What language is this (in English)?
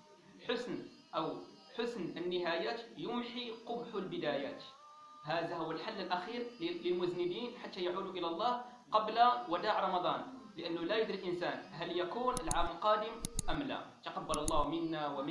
Arabic